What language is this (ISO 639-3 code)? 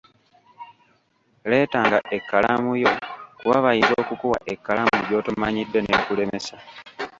lug